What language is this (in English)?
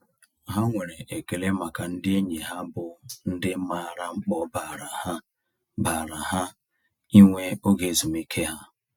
Igbo